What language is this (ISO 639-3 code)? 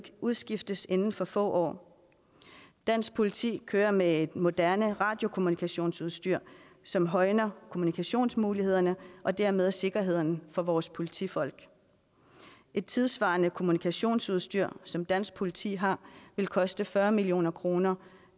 dan